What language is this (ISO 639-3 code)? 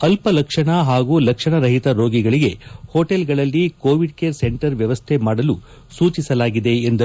kan